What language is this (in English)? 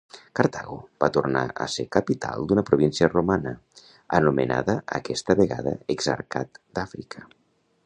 Catalan